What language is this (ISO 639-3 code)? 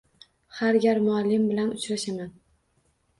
uzb